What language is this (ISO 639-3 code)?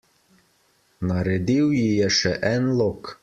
slv